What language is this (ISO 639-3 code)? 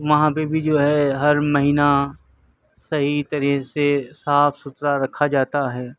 urd